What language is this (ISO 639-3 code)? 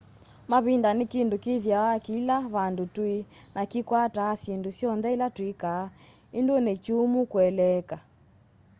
kam